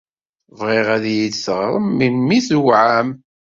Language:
Kabyle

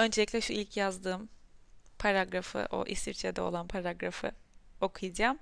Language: Turkish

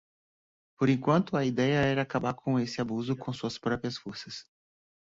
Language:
Portuguese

